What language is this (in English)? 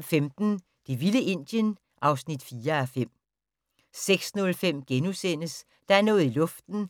Danish